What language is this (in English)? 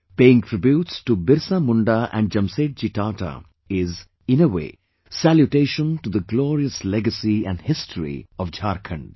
English